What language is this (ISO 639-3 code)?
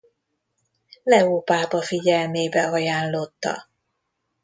hun